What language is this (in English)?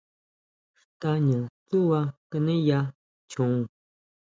Huautla Mazatec